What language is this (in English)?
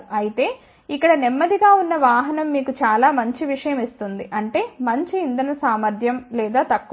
Telugu